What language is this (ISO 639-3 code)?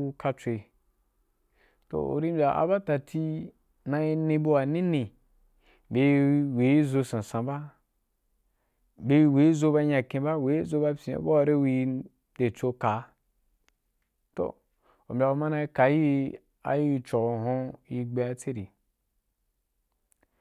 juk